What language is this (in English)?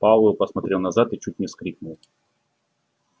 Russian